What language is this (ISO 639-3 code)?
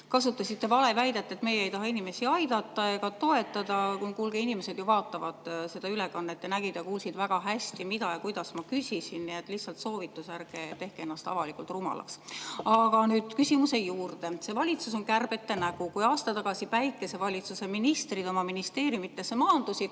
est